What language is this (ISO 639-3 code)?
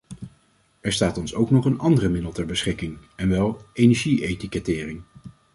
nld